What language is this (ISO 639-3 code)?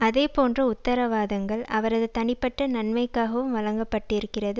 tam